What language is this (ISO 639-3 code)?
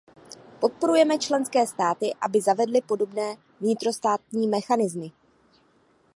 ces